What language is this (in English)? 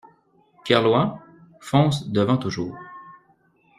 French